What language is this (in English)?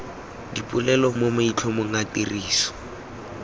Tswana